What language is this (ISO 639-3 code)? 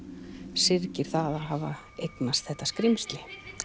isl